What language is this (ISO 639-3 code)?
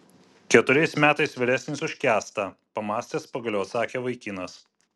lit